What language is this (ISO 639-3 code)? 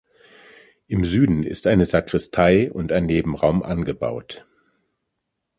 deu